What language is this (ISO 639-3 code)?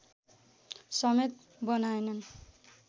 nep